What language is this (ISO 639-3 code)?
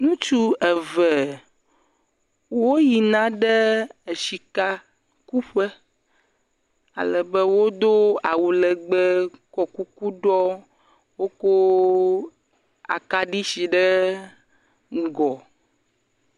ewe